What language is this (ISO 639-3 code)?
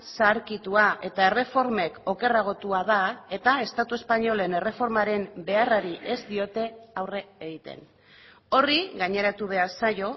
eus